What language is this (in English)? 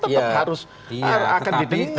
Indonesian